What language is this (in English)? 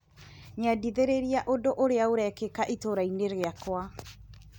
Kikuyu